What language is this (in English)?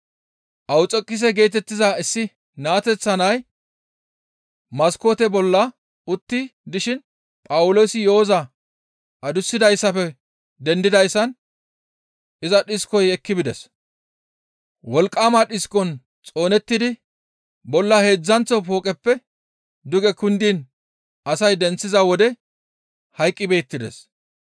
Gamo